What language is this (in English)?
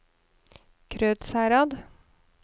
Norwegian